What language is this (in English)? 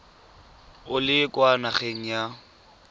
Tswana